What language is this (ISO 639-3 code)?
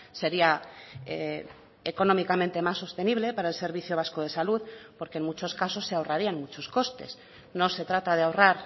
spa